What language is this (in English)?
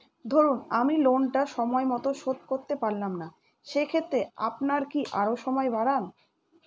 Bangla